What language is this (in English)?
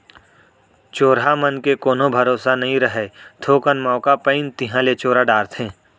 Chhattisgarhi